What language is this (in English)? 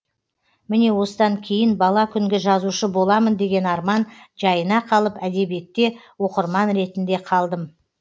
Kazakh